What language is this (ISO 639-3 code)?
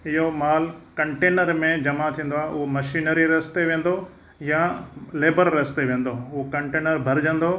snd